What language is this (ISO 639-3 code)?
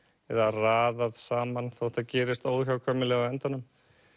isl